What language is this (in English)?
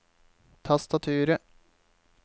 Norwegian